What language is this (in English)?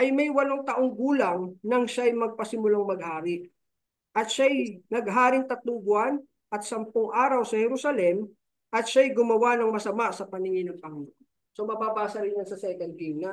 Filipino